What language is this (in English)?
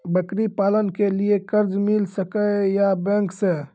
Maithili